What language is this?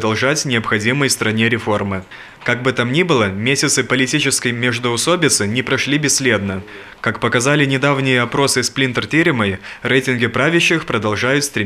Russian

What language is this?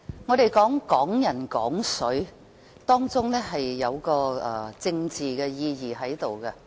Cantonese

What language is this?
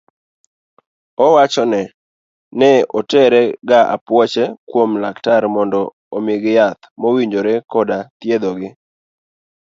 Luo (Kenya and Tanzania)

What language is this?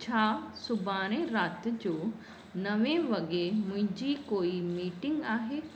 Sindhi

